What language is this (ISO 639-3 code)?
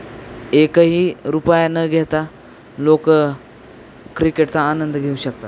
mar